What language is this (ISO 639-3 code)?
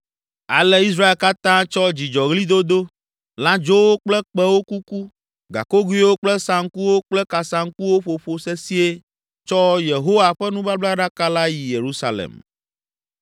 ewe